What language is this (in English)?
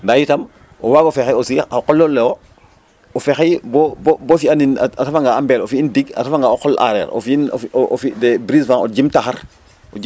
Serer